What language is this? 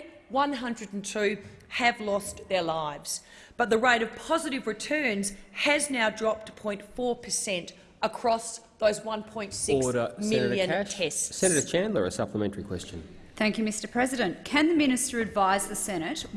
English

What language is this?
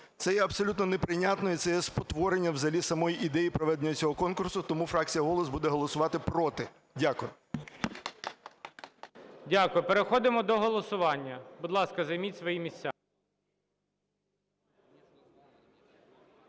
Ukrainian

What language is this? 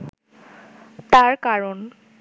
Bangla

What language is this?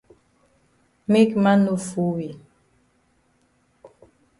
Cameroon Pidgin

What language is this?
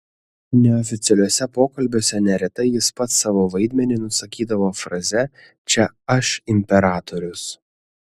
Lithuanian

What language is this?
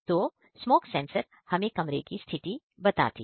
Hindi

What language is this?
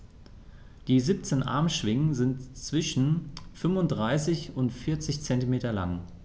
German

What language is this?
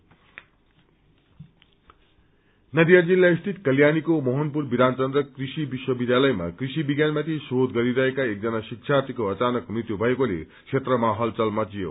Nepali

